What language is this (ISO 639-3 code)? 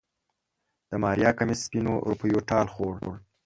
pus